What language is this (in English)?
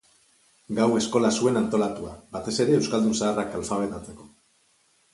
Basque